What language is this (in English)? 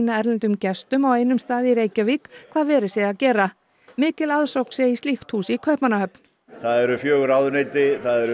Icelandic